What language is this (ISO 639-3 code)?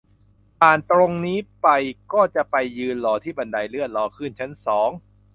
tha